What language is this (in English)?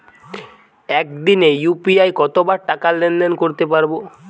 Bangla